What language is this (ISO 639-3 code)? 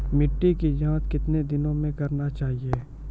mai